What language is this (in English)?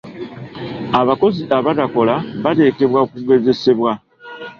Ganda